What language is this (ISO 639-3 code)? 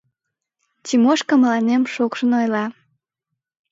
chm